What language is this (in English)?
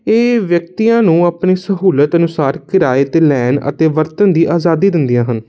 Punjabi